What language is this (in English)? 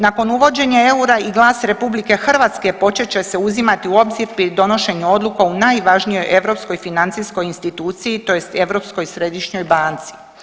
Croatian